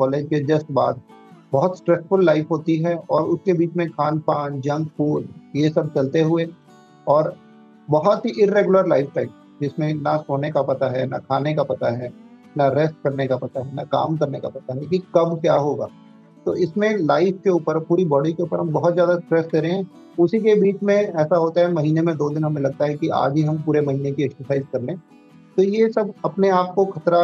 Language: Hindi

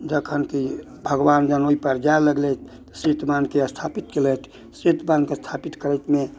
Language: Maithili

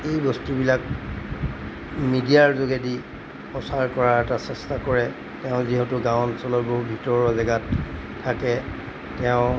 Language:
Assamese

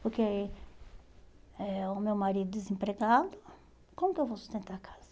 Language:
Portuguese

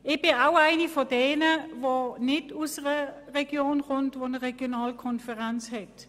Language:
Swiss German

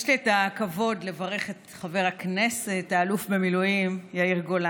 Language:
Hebrew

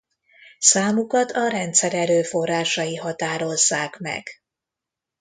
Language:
Hungarian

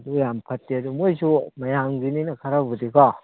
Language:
Manipuri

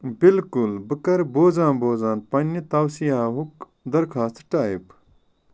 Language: Kashmiri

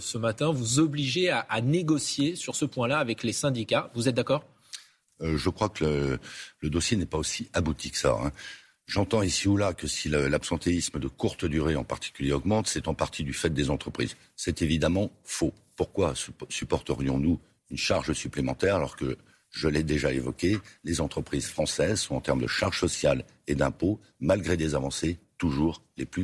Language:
French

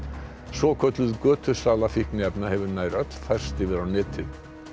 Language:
Icelandic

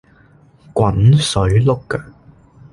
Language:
Cantonese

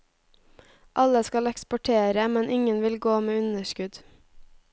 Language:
Norwegian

